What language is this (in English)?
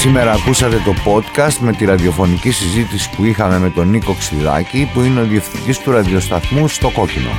Greek